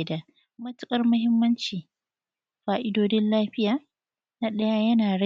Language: Hausa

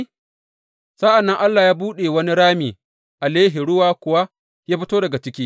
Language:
Hausa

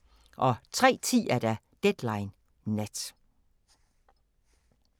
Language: Danish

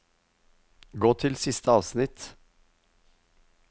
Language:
Norwegian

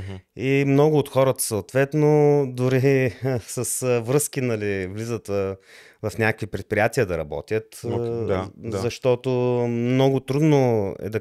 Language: Bulgarian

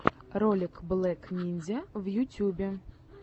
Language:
Russian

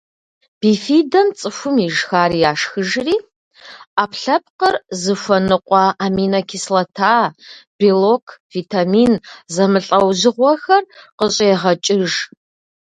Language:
Kabardian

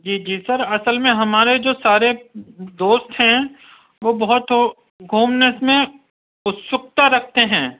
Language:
Urdu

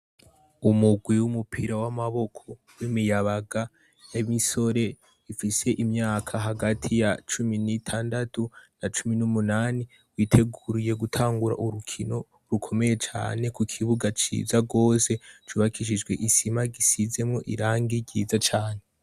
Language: Rundi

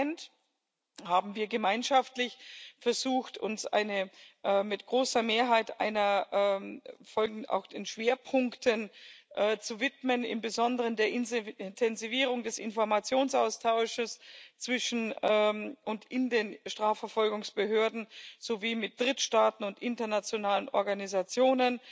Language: German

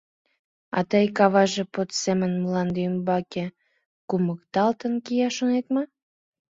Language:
Mari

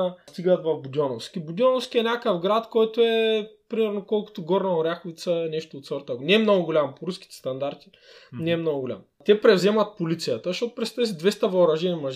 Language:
Bulgarian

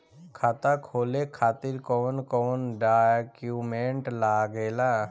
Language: Bhojpuri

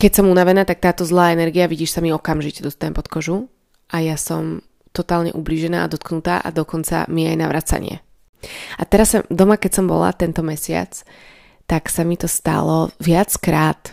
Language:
Slovak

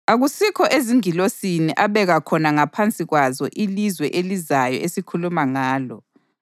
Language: North Ndebele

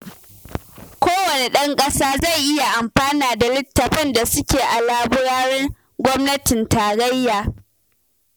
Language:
Hausa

